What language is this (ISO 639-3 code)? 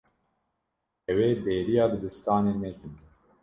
kur